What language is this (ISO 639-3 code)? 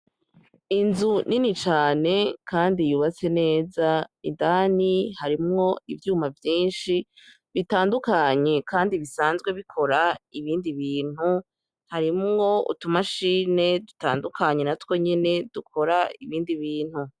run